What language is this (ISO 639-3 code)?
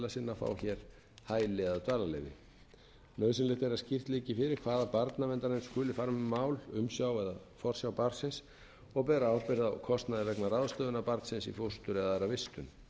isl